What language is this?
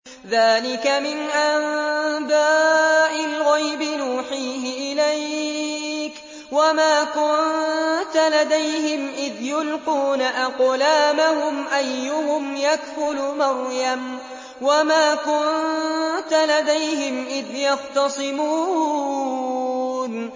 Arabic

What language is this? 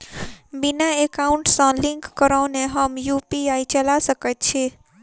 Maithili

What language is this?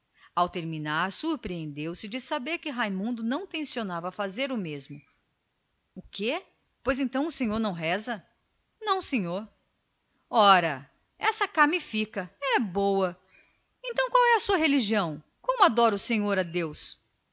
Portuguese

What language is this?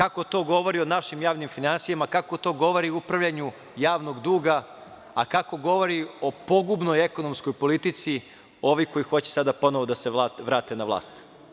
Serbian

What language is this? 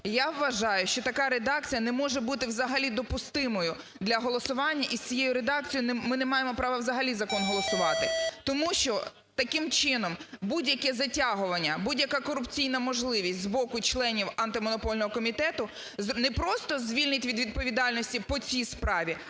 Ukrainian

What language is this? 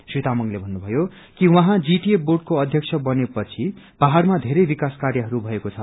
Nepali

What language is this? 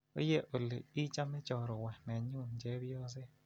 Kalenjin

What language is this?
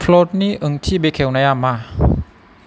Bodo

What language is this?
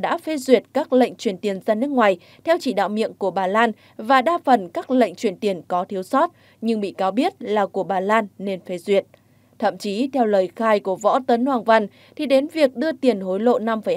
Vietnamese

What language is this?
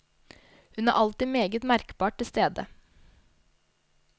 Norwegian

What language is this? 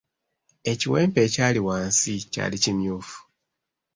Ganda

